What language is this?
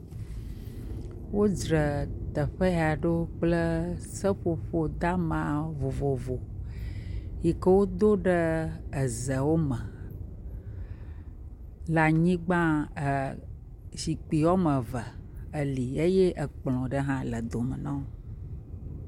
Ewe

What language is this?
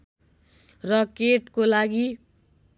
Nepali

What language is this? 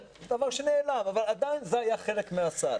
Hebrew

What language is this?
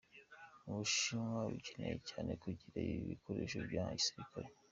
Kinyarwanda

